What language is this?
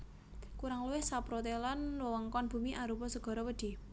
Javanese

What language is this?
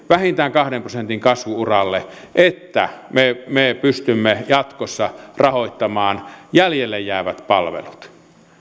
Finnish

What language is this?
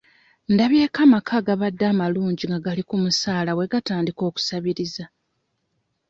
Ganda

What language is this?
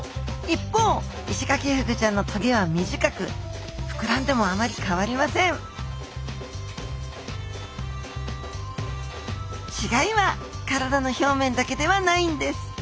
Japanese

